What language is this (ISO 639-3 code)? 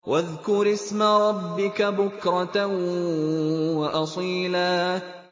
ara